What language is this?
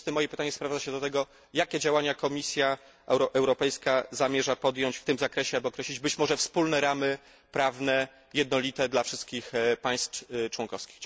Polish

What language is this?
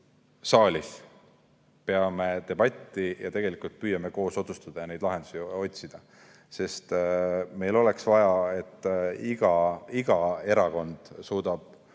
Estonian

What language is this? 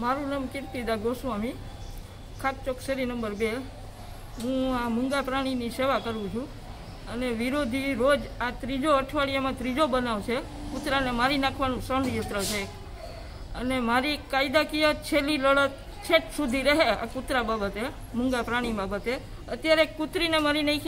Romanian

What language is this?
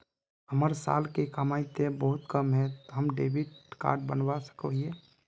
Magahi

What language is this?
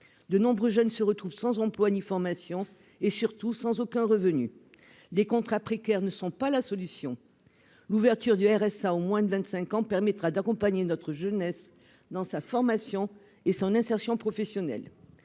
French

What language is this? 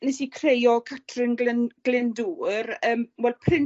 Welsh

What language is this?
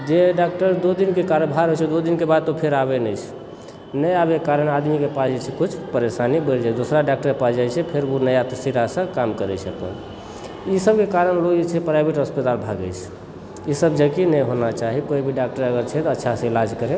Maithili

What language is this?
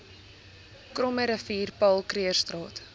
Afrikaans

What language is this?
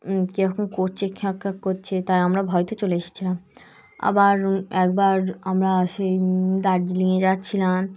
Bangla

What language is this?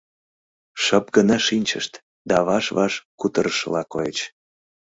Mari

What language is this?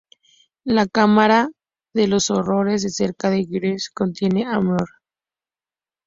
Spanish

